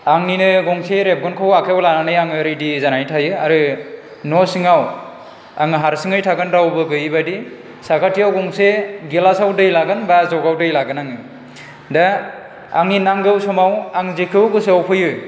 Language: Bodo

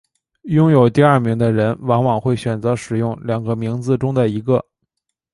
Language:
Chinese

